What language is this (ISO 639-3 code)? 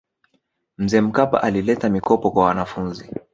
swa